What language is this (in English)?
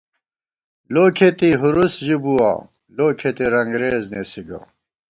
Gawar-Bati